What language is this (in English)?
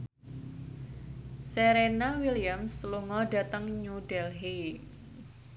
Javanese